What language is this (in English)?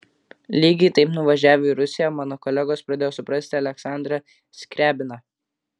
Lithuanian